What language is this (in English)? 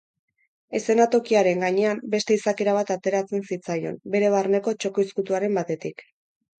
Basque